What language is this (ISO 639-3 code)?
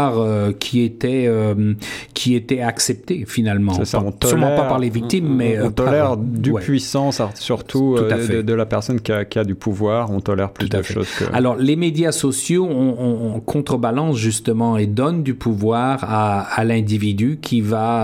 fra